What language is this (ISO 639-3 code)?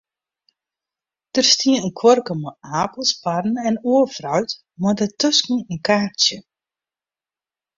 fry